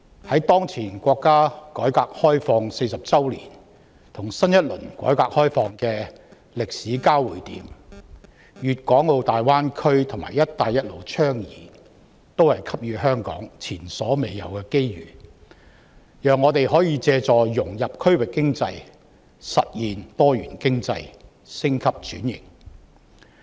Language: Cantonese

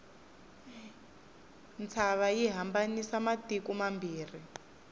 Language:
Tsonga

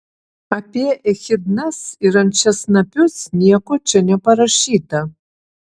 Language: Lithuanian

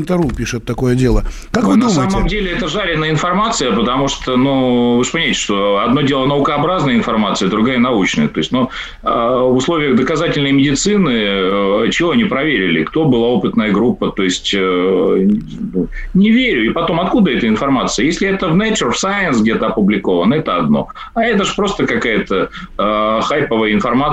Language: Russian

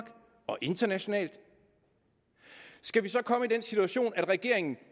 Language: Danish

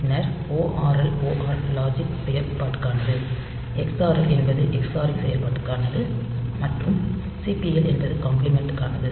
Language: Tamil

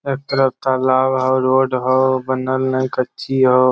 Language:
Magahi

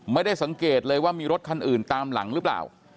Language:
Thai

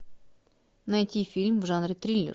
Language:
Russian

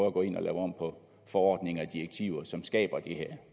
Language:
Danish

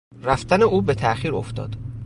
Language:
Persian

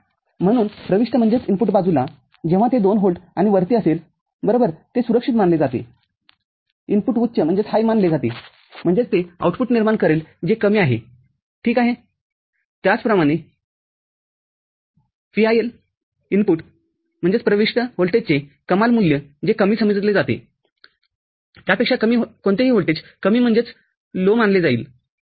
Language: Marathi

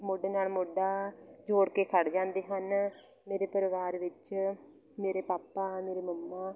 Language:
Punjabi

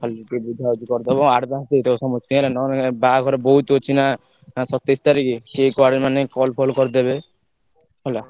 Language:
Odia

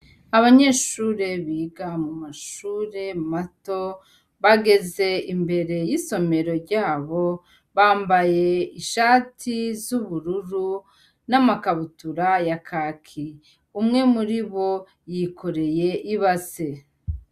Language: Rundi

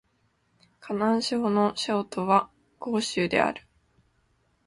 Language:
Japanese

